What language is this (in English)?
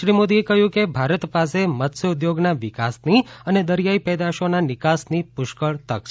Gujarati